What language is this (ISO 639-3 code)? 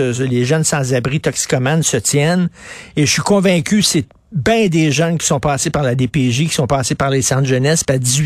fra